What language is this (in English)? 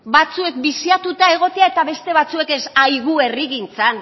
Basque